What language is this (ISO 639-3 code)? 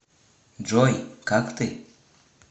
rus